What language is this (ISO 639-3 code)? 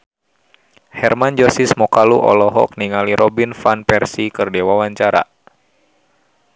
sun